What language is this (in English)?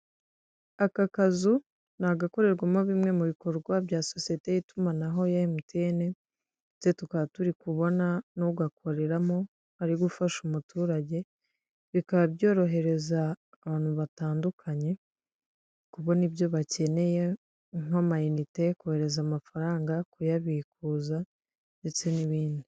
Kinyarwanda